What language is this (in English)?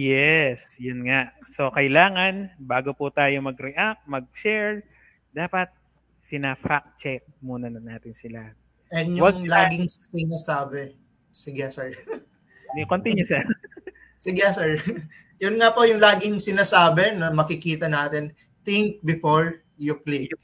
Filipino